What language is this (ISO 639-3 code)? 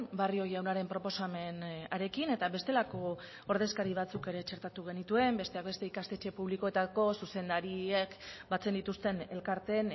eus